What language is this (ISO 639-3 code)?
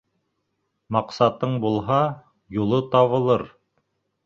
bak